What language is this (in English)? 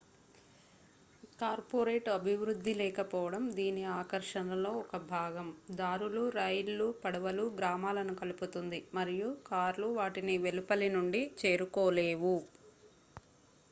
Telugu